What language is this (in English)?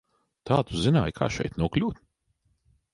Latvian